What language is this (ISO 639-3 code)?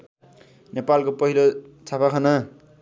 nep